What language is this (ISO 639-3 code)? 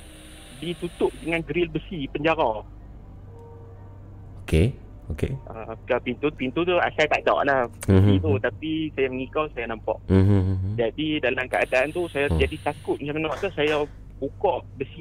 msa